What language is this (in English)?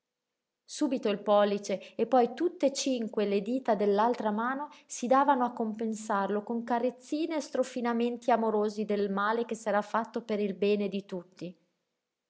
Italian